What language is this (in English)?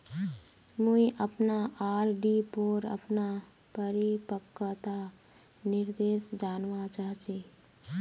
Magahi